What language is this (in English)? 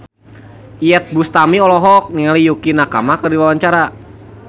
Sundanese